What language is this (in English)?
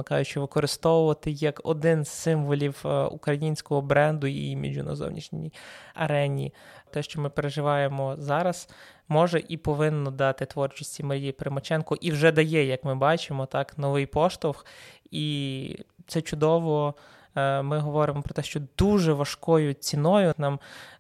Ukrainian